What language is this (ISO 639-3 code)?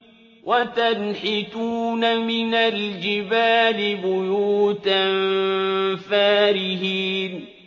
ara